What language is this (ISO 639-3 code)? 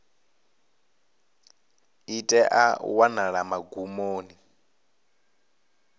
ven